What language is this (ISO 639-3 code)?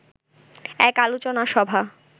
ben